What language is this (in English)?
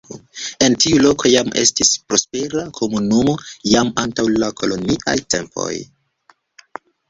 Esperanto